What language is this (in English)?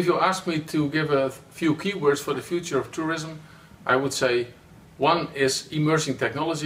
Italian